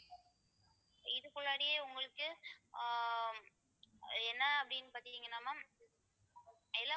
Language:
Tamil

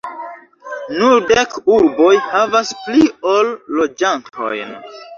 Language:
Esperanto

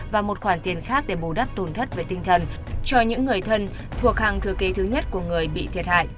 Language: Vietnamese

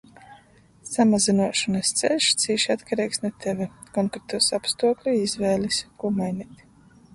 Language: Latgalian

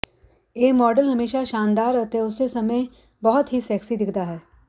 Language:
Punjabi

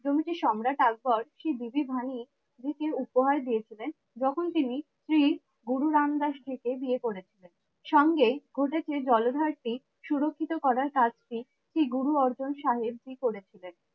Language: Bangla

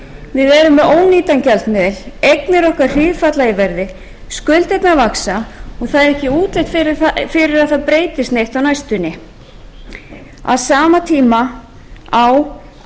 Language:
Icelandic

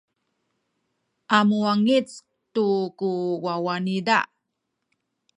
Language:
Sakizaya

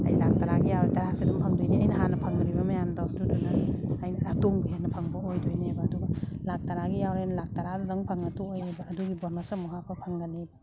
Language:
Manipuri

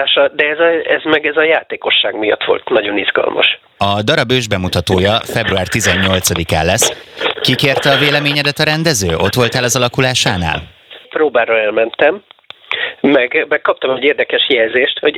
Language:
Hungarian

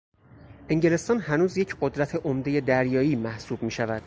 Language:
Persian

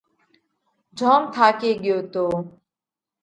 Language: Parkari Koli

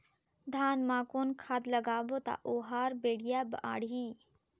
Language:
Chhattisgarhi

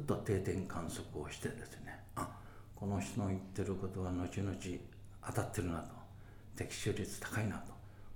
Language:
Japanese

